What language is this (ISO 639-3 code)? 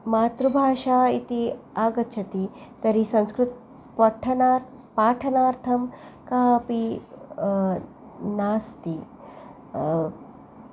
san